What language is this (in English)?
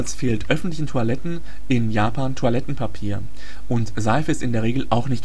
German